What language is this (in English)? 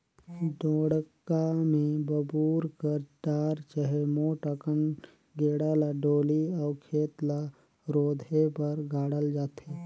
Chhattisgarhi